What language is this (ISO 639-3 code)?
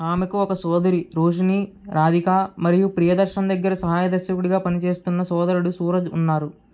tel